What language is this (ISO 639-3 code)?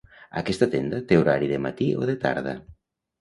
cat